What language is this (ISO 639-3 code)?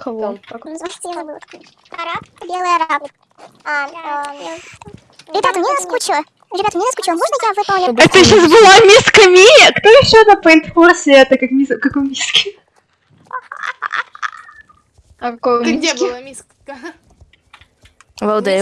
rus